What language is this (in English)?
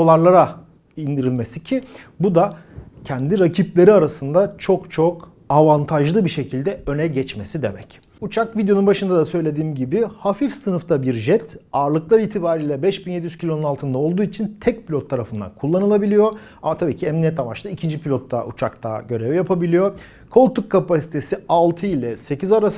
Turkish